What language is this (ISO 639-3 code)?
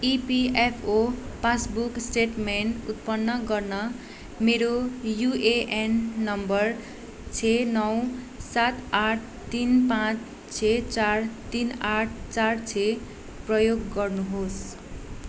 nep